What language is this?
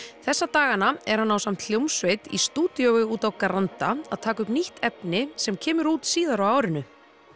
Icelandic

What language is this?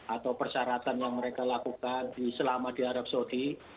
Indonesian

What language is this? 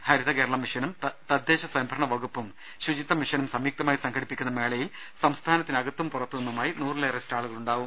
Malayalam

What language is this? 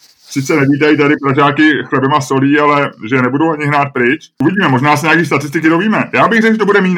Czech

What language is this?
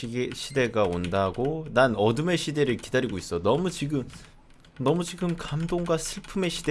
Korean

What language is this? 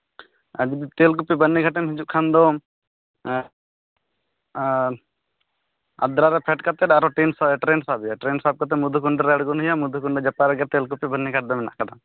Santali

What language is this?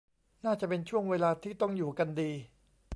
Thai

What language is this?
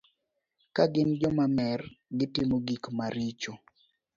Luo (Kenya and Tanzania)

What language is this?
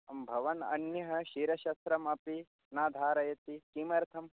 Sanskrit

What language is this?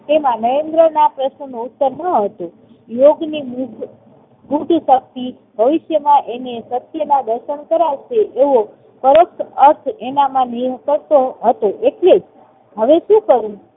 Gujarati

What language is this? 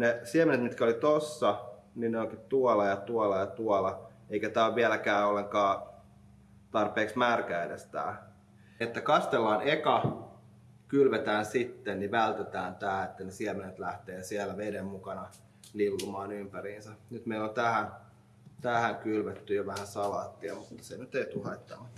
Finnish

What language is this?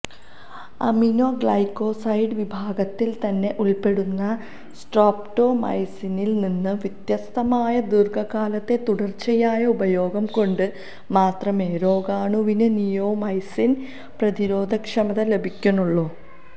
Malayalam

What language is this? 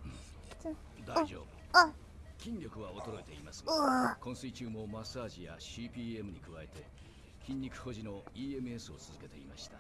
Japanese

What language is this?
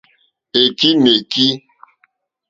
Mokpwe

